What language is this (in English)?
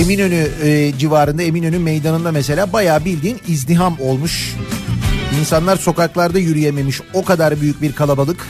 Turkish